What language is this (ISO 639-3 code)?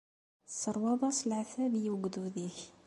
kab